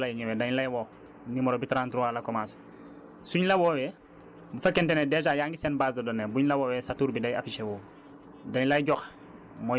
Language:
Wolof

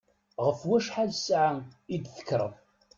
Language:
Kabyle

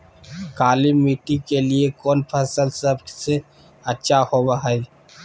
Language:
Magahi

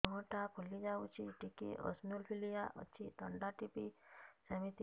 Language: Odia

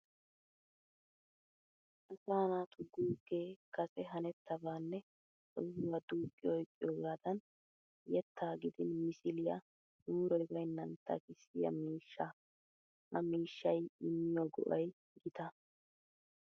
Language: Wolaytta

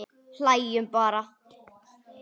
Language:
Icelandic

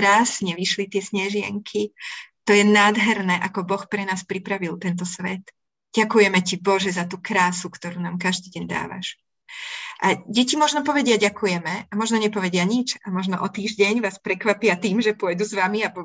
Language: Slovak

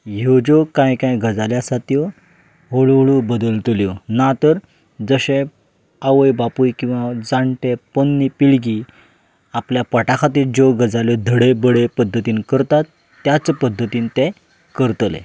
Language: Konkani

